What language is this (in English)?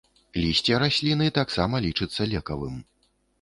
Belarusian